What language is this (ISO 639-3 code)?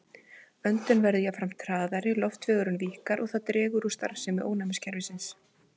isl